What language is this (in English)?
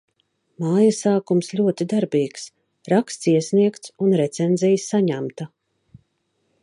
Latvian